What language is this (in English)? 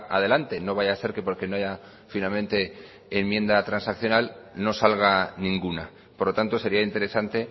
Spanish